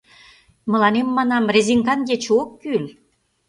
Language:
Mari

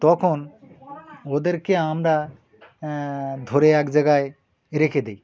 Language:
Bangla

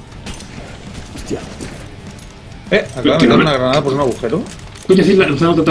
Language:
Spanish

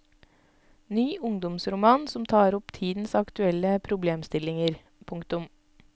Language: Norwegian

